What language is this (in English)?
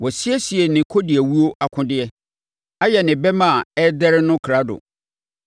Akan